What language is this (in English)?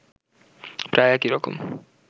Bangla